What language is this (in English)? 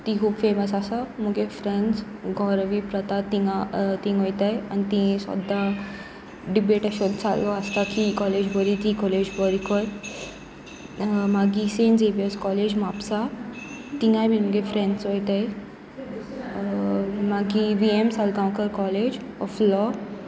Konkani